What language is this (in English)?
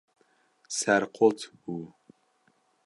Kurdish